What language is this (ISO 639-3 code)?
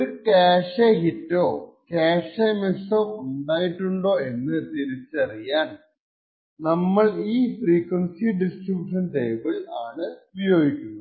mal